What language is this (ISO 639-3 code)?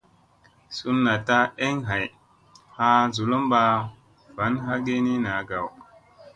mse